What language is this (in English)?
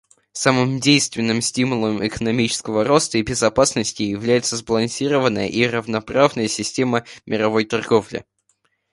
Russian